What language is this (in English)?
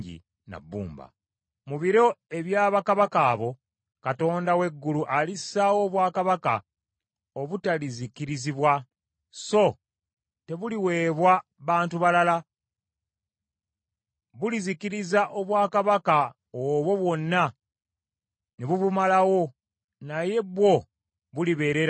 Ganda